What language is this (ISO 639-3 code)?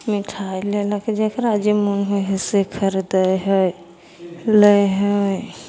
mai